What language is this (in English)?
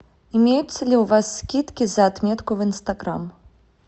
Russian